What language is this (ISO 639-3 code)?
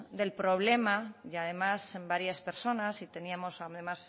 spa